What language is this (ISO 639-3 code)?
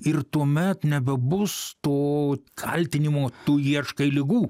lit